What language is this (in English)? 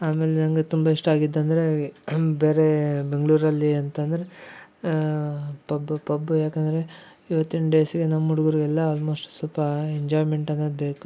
Kannada